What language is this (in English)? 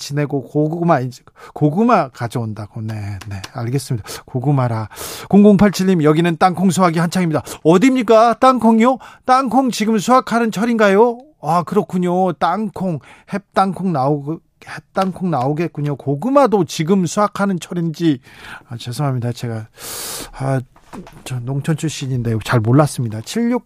Korean